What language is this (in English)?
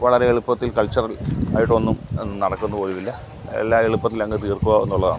Malayalam